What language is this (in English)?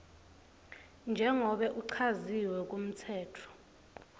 Swati